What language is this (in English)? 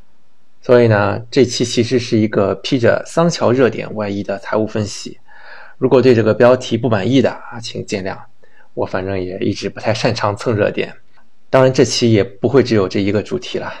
Chinese